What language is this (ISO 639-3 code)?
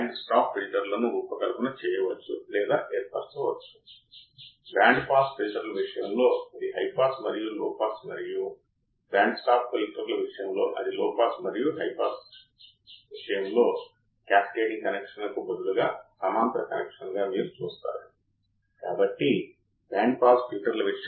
tel